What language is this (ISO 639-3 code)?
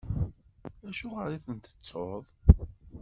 kab